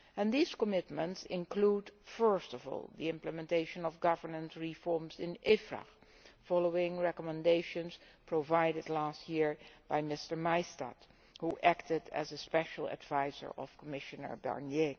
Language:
English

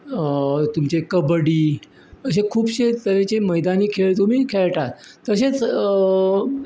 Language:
Konkani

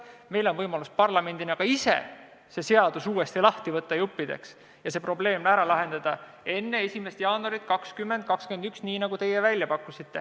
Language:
Estonian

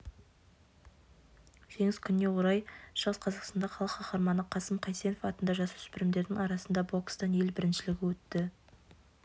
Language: Kazakh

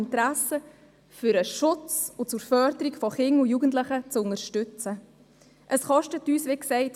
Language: Swiss German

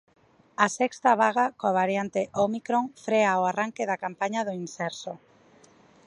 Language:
Galician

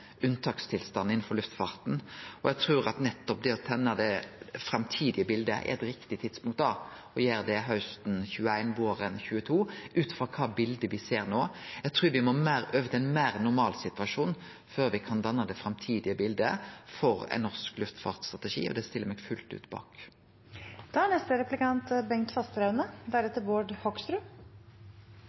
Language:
Norwegian Nynorsk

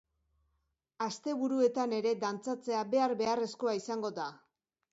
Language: Basque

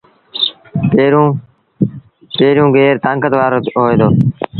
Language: Sindhi Bhil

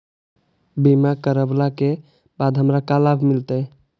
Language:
Magahi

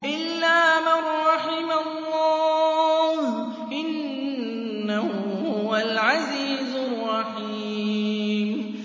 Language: Arabic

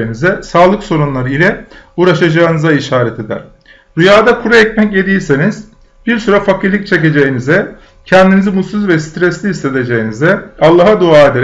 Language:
Turkish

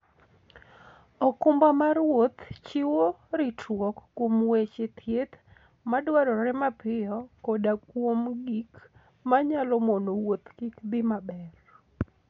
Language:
Luo (Kenya and Tanzania)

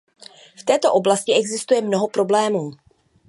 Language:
Czech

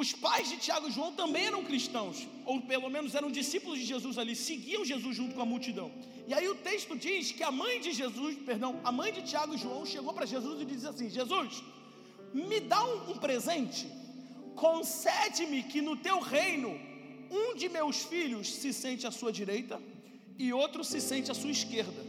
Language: Portuguese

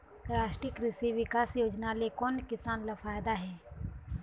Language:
Chhattisgarhi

